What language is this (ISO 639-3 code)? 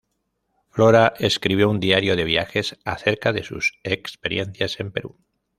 spa